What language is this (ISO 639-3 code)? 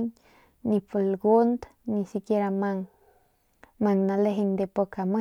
pmq